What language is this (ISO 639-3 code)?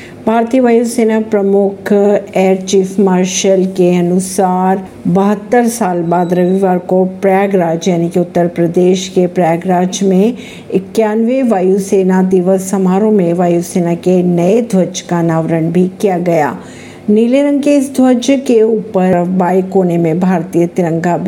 hin